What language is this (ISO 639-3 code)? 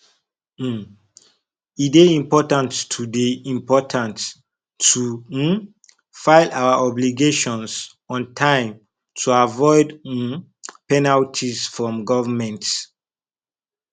pcm